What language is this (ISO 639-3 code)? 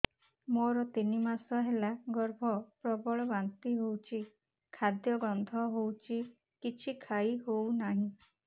ori